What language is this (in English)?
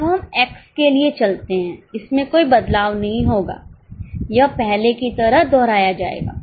Hindi